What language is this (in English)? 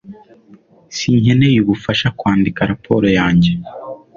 Kinyarwanda